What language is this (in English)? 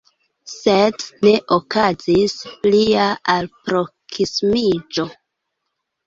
Esperanto